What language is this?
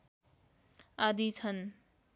Nepali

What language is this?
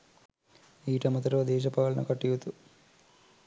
Sinhala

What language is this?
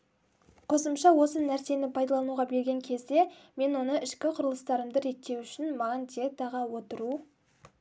Kazakh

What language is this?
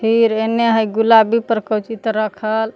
Magahi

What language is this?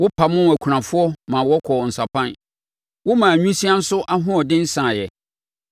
Akan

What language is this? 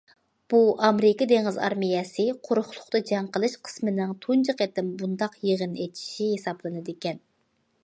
Uyghur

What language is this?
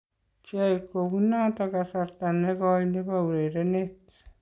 Kalenjin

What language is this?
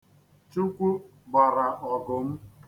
Igbo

